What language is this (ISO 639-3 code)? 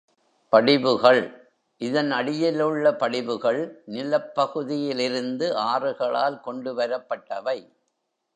tam